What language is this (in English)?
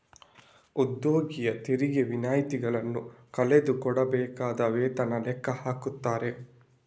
Kannada